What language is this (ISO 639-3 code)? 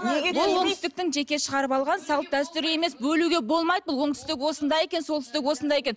kaz